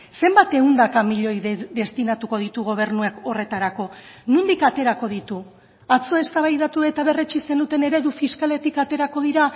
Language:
Basque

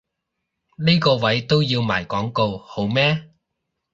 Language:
Cantonese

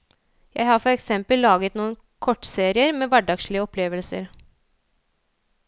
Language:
Norwegian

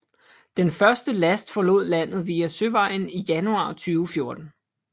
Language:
Danish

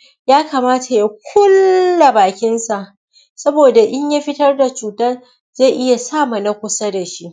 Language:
Hausa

